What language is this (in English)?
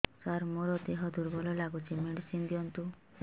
Odia